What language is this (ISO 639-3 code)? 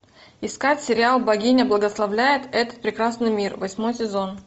rus